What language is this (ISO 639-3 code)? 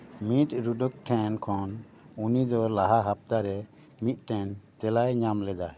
sat